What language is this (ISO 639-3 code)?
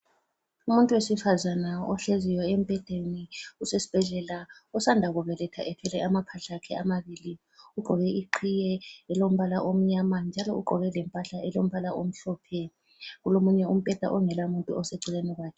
nde